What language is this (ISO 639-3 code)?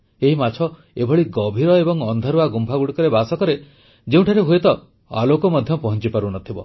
ori